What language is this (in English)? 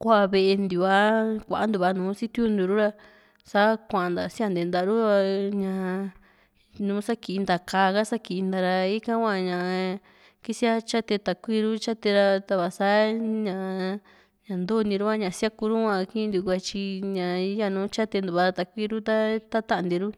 Juxtlahuaca Mixtec